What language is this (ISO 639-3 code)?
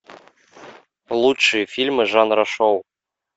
rus